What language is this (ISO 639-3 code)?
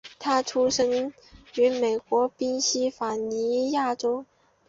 zho